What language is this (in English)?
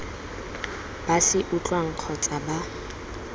Tswana